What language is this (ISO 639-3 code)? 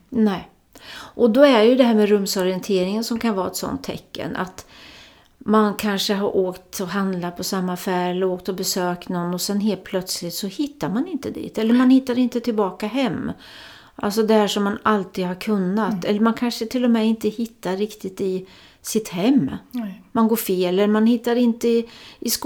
swe